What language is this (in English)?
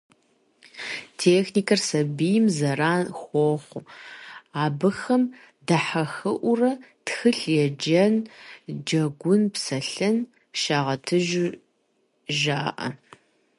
Kabardian